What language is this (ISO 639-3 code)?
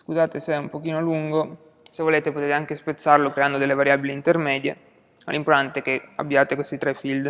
ita